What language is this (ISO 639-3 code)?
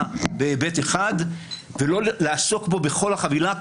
heb